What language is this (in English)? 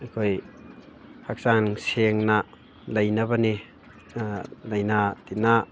Manipuri